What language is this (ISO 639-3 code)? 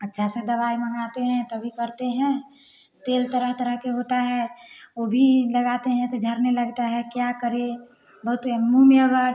hin